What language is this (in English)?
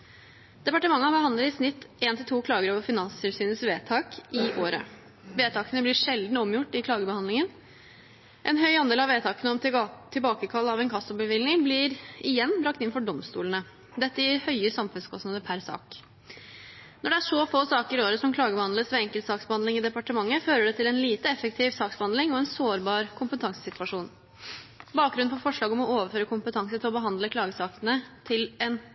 Norwegian Bokmål